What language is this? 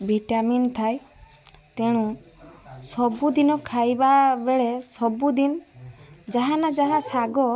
Odia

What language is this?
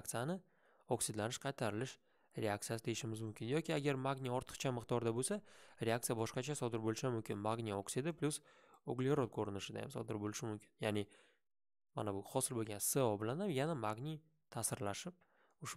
Turkish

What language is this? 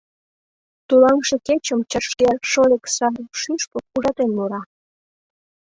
Mari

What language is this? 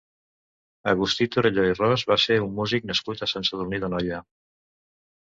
Catalan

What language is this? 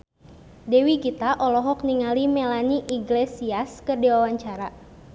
Sundanese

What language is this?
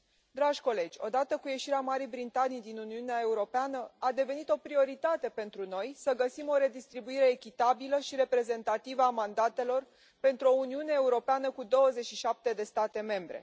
Romanian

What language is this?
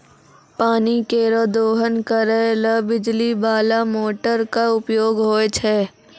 Maithili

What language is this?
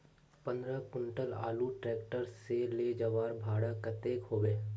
Magahi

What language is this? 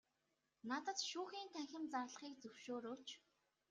Mongolian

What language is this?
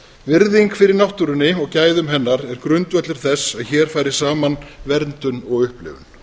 Icelandic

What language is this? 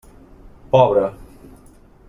Catalan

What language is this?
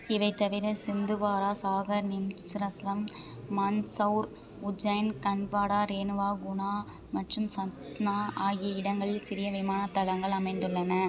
Tamil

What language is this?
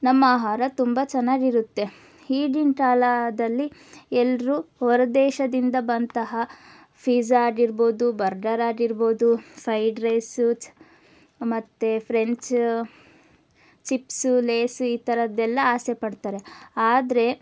Kannada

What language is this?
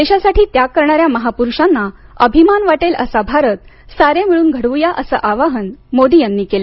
Marathi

